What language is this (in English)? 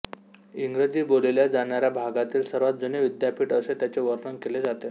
Marathi